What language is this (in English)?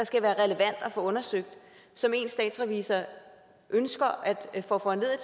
Danish